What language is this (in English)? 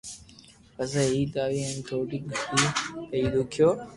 Loarki